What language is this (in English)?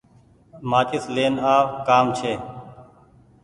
Goaria